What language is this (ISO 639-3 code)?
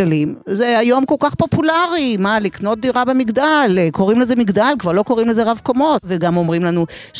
heb